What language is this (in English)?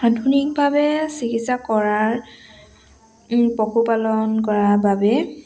Assamese